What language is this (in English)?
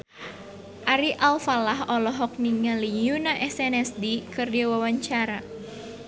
Sundanese